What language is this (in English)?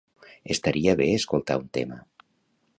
Catalan